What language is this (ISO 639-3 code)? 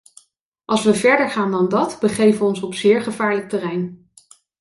nld